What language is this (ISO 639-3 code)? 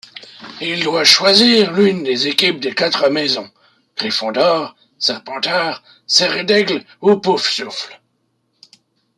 fra